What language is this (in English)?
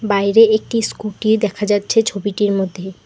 Bangla